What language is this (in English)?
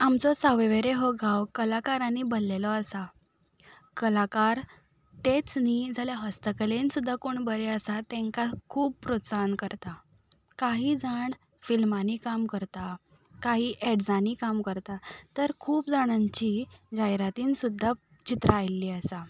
Konkani